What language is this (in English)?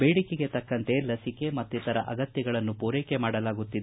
Kannada